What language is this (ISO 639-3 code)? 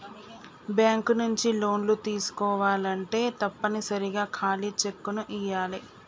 tel